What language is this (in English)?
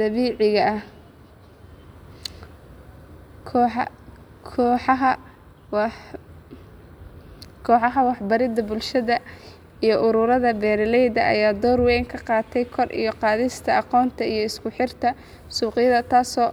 Somali